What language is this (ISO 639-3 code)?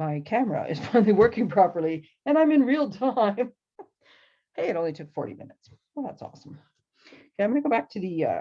eng